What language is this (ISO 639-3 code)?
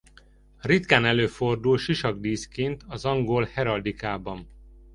hun